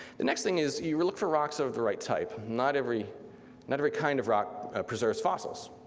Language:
English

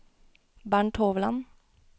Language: Norwegian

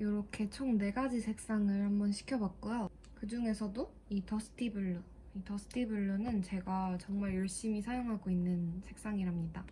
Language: Korean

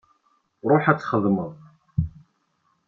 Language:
Kabyle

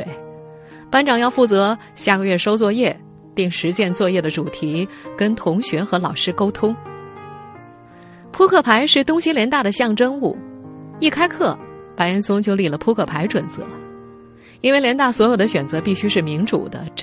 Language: Chinese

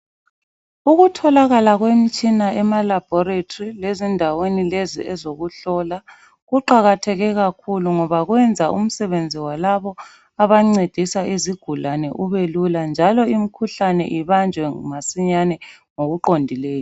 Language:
North Ndebele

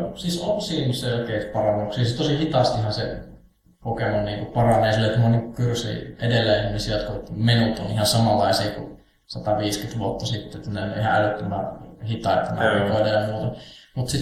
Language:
Finnish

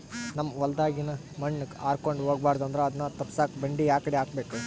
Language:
Kannada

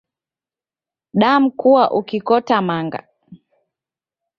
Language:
Taita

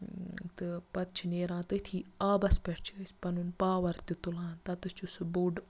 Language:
Kashmiri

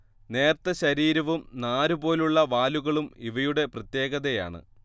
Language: Malayalam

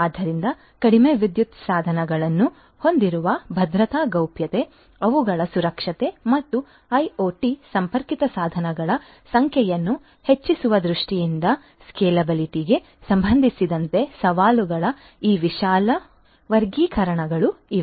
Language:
Kannada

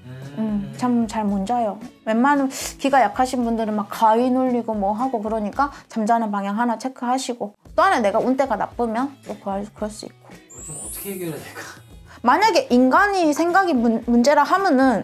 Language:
Korean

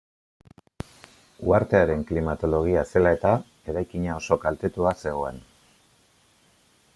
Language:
Basque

